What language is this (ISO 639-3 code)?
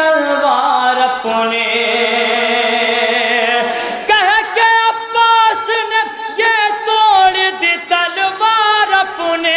ron